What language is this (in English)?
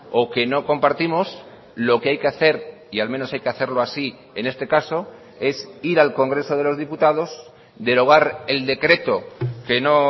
Spanish